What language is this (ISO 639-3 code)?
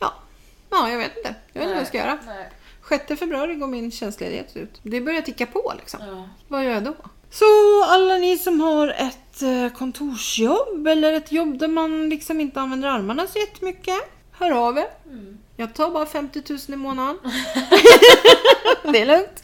swe